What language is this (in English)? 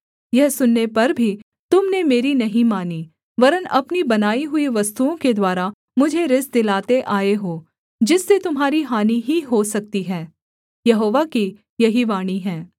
Hindi